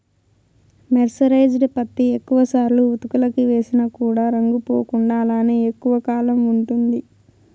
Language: Telugu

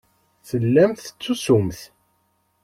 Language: Kabyle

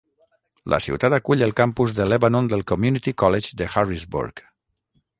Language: Catalan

